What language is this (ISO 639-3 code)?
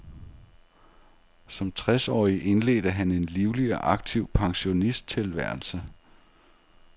dan